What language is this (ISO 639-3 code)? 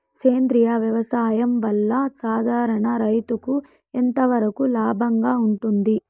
tel